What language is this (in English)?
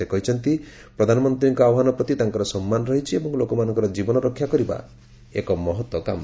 Odia